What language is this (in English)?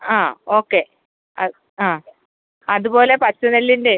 Malayalam